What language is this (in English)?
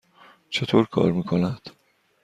Persian